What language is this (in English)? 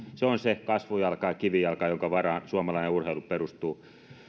Finnish